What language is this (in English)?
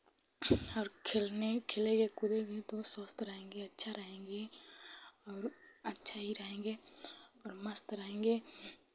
Hindi